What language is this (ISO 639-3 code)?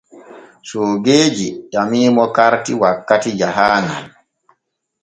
fue